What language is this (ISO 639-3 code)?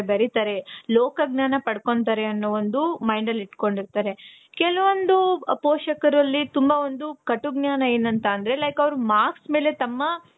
kan